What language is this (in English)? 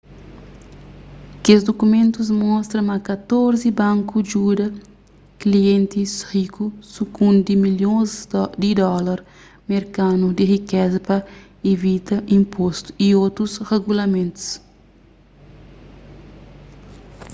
Kabuverdianu